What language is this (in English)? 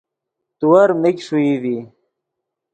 Yidgha